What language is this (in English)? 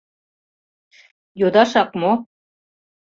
Mari